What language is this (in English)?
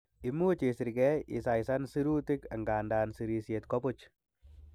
Kalenjin